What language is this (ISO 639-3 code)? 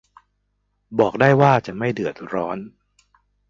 tha